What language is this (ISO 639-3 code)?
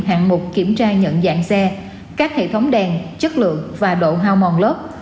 vie